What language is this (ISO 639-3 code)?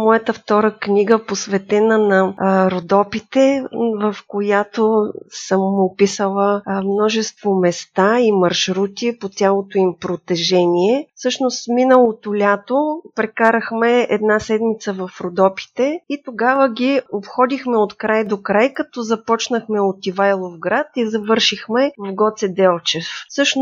bul